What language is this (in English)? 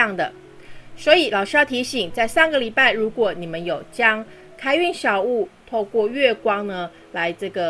Chinese